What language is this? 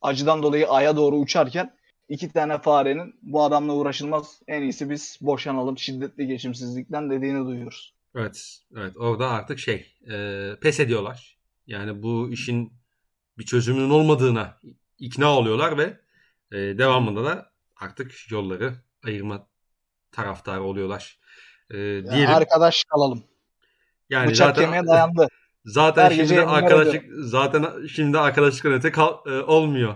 Turkish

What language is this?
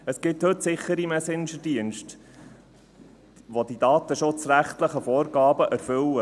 Swiss German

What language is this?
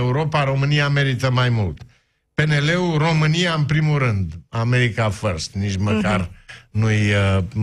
Romanian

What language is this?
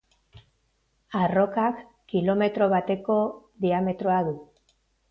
Basque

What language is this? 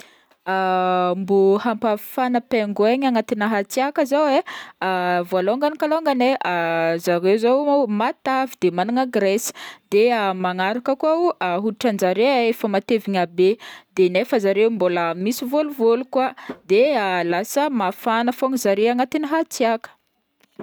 Northern Betsimisaraka Malagasy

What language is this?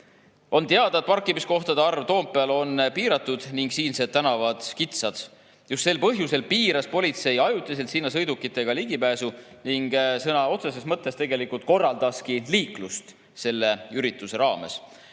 Estonian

